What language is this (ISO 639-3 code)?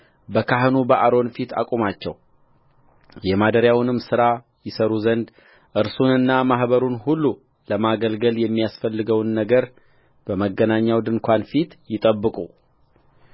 amh